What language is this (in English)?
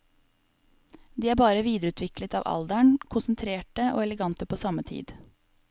Norwegian